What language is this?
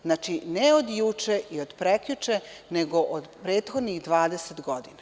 Serbian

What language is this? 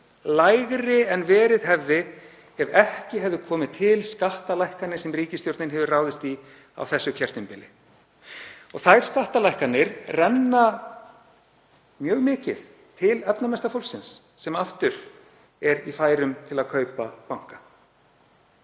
Icelandic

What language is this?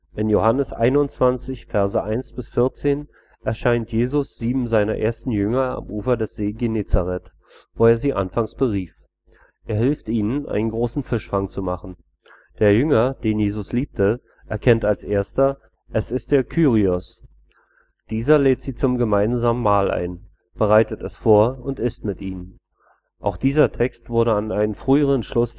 German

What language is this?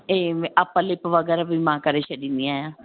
Sindhi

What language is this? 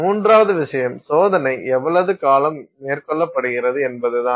Tamil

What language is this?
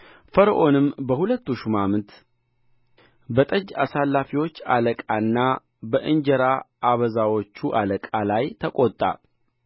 Amharic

